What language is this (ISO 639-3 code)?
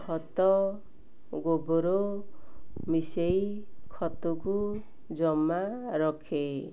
ori